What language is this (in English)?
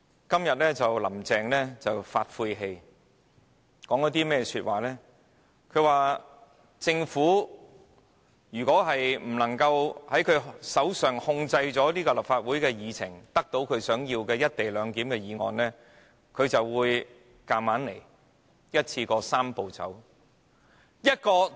Cantonese